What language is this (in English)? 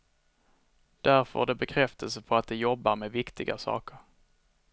Swedish